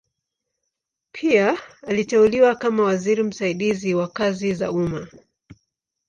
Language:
Swahili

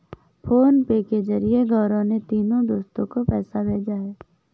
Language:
Hindi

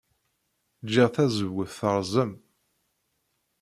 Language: Kabyle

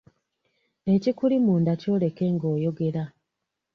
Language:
Ganda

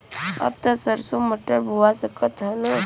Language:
Bhojpuri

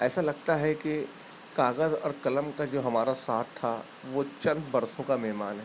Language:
Urdu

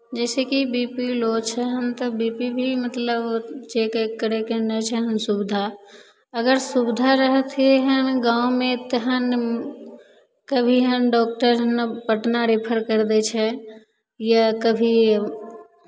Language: Maithili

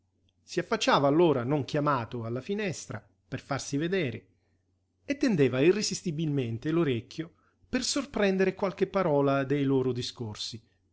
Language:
Italian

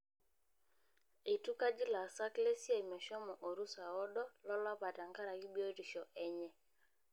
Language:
Masai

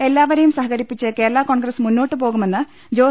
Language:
Malayalam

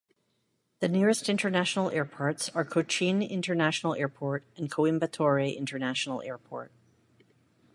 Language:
English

